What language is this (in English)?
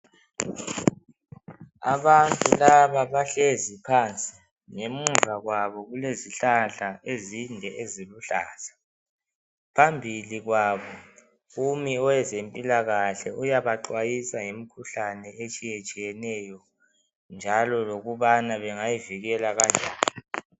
North Ndebele